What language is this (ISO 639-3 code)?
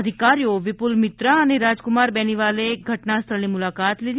guj